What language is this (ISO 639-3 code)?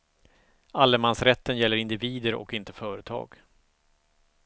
swe